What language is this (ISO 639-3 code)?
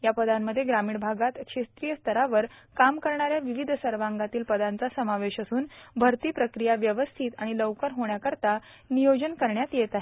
mar